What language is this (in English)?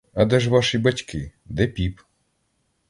Ukrainian